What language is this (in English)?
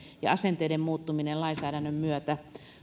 Finnish